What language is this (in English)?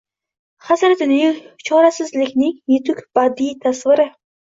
Uzbek